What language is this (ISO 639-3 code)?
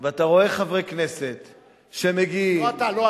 heb